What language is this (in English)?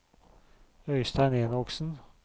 Norwegian